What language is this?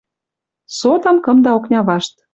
Western Mari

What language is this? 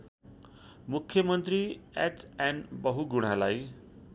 Nepali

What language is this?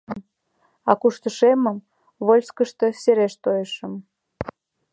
Mari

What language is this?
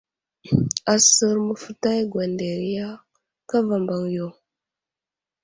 Wuzlam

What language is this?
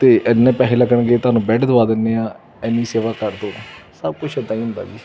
Punjabi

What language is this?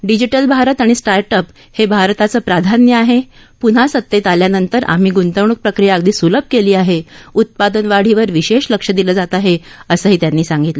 Marathi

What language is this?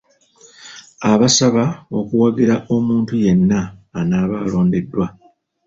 Ganda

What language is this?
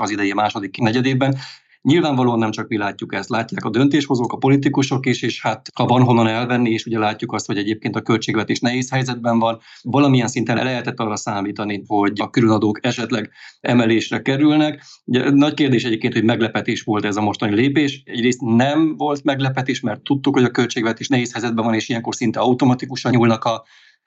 Hungarian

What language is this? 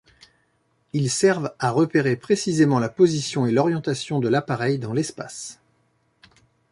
French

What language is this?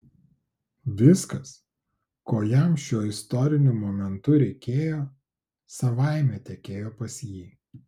Lithuanian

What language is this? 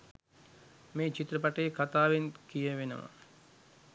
Sinhala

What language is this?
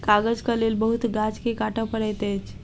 Maithili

